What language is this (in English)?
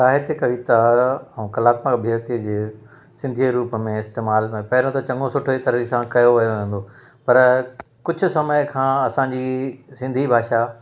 Sindhi